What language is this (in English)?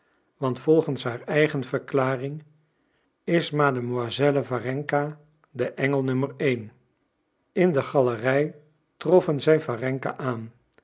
Dutch